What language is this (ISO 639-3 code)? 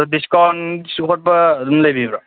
mni